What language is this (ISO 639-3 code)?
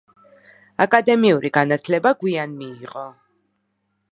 kat